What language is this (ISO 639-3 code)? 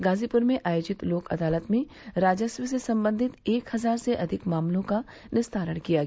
hin